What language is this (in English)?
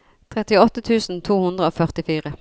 Norwegian